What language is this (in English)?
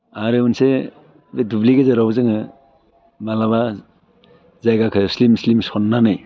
Bodo